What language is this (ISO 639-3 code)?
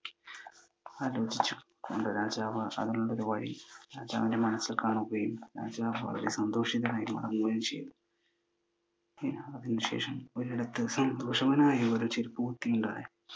mal